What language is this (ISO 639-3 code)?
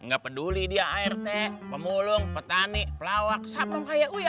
ind